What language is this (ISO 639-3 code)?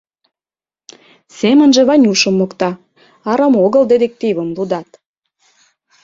chm